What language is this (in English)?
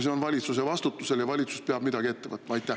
Estonian